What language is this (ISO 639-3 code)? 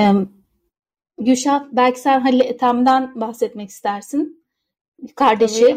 tur